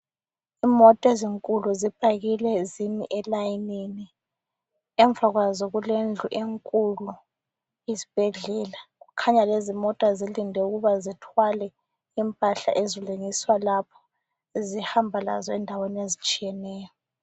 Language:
North Ndebele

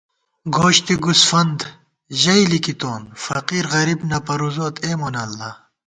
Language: Gawar-Bati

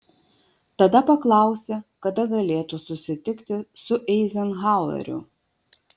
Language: Lithuanian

